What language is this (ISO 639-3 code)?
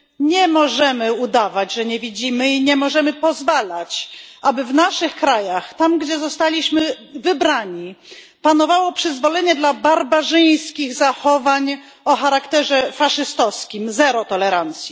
pol